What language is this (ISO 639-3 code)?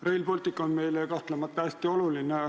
est